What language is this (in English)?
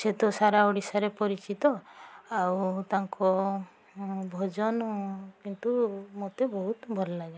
Odia